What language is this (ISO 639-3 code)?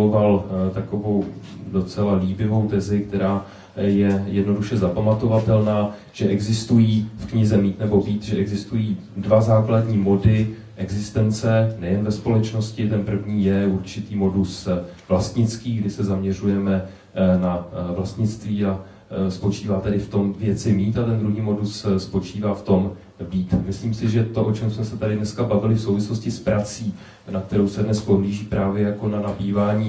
ces